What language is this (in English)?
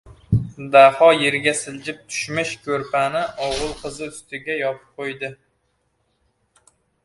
Uzbek